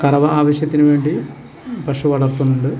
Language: Malayalam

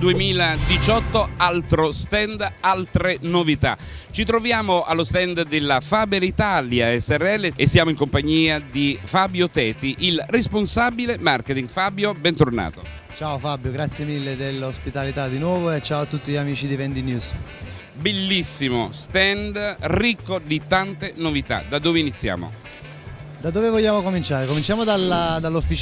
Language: Italian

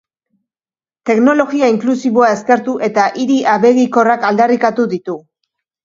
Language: Basque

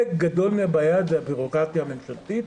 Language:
Hebrew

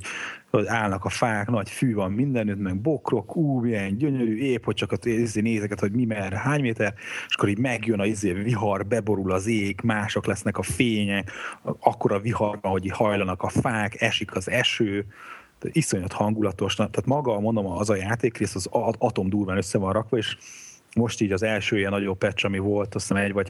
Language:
Hungarian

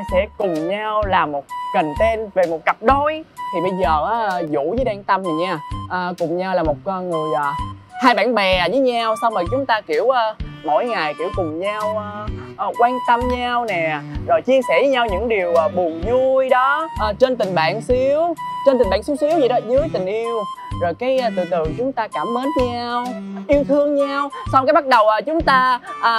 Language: Vietnamese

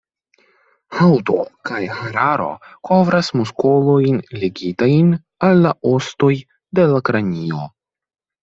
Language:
Esperanto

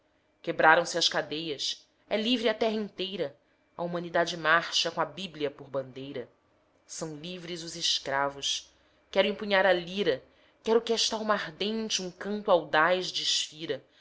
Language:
Portuguese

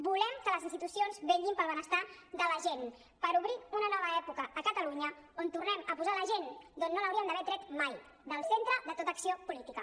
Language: Catalan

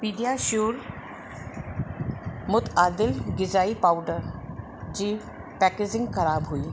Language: Sindhi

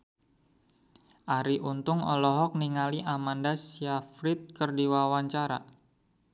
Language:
Sundanese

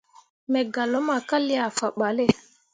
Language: Mundang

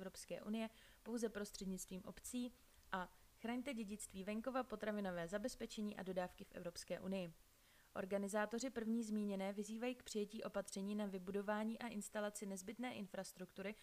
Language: Czech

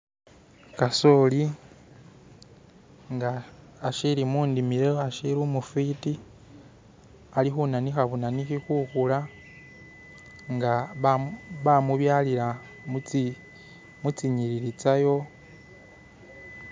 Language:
Masaaba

